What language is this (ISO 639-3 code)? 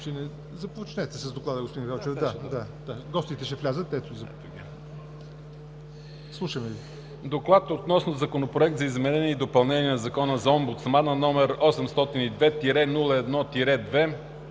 bul